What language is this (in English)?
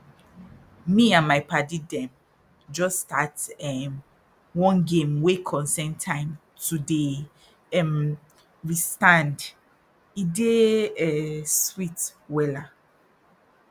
Nigerian Pidgin